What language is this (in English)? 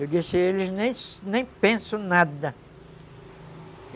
Portuguese